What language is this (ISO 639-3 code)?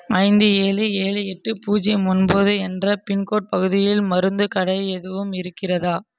tam